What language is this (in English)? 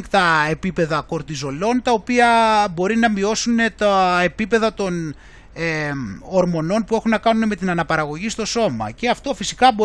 Greek